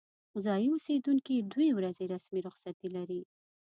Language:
Pashto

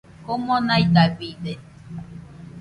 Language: Nüpode Huitoto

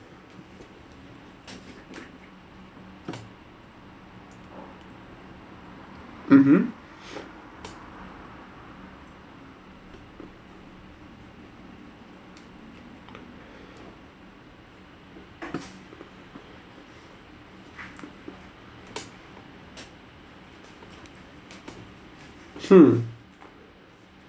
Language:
English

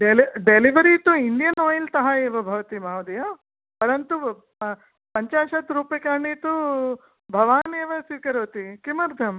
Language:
Sanskrit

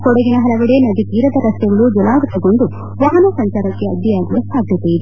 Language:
Kannada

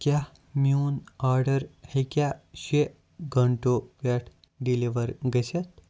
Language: Kashmiri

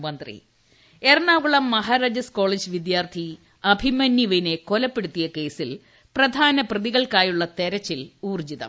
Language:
Malayalam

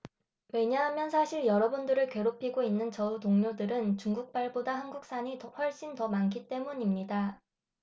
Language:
Korean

